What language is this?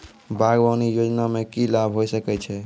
Maithili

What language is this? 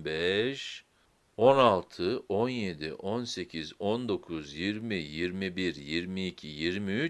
Turkish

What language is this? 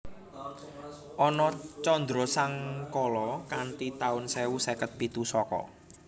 Javanese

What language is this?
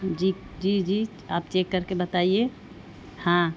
Urdu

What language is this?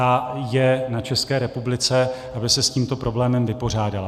Czech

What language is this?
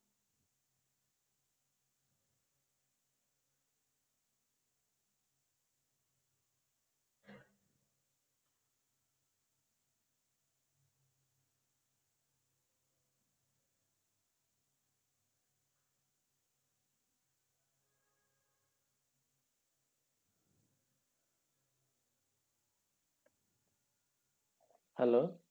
Bangla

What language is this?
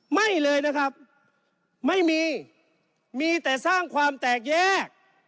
Thai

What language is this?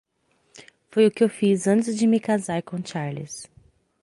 Portuguese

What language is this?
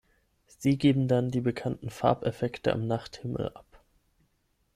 German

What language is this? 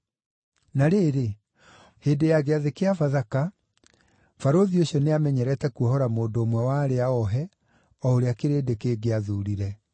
Kikuyu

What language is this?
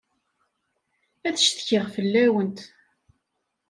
Kabyle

